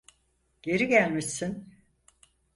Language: Turkish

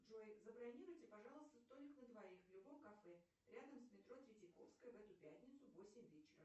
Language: Russian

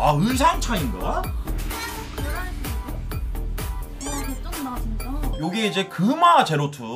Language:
Korean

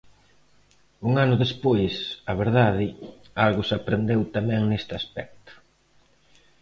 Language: Galician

